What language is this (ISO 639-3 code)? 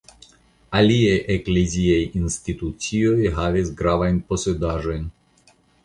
epo